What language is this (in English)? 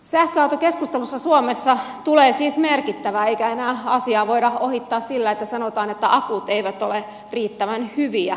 Finnish